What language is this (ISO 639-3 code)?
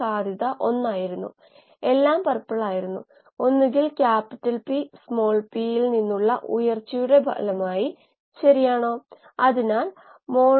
mal